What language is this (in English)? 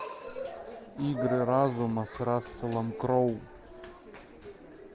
Russian